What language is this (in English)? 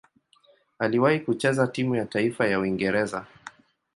Swahili